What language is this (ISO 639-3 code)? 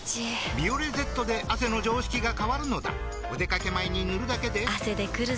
jpn